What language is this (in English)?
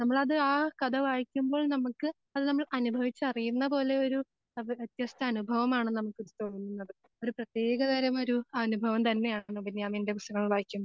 Malayalam